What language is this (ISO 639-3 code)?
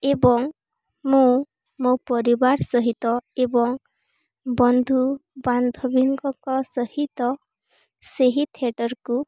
ori